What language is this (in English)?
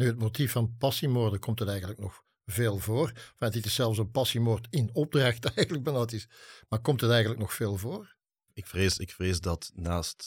Dutch